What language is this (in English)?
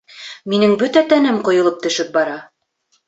Bashkir